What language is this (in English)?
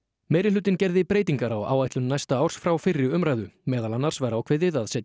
Icelandic